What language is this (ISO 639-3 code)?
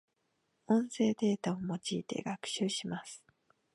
jpn